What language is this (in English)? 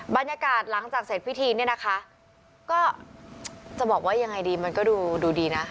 Thai